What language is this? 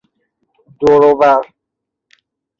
Persian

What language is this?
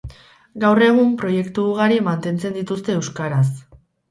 Basque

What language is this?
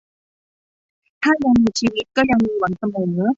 Thai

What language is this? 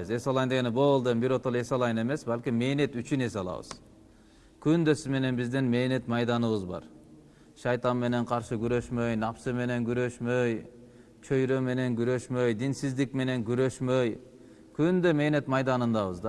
Turkish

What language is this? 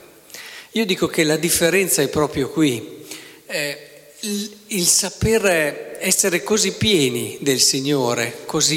Italian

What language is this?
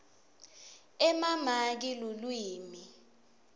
Swati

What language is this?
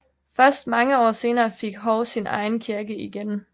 Danish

